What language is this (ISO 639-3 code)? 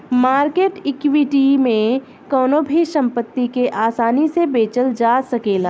bho